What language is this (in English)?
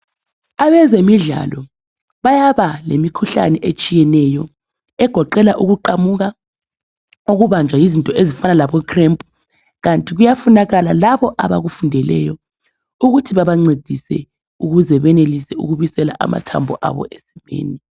North Ndebele